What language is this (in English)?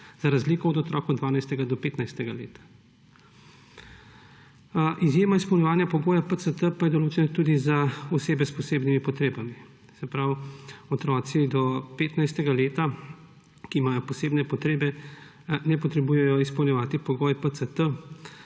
Slovenian